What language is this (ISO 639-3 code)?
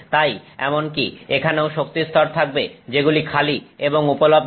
ben